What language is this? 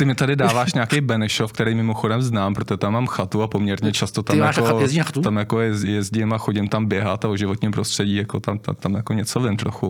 Czech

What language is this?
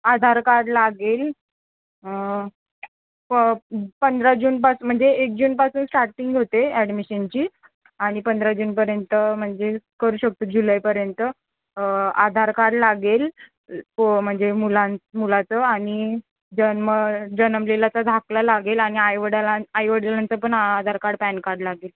Marathi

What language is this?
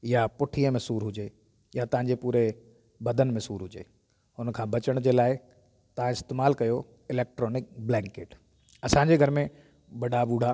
Sindhi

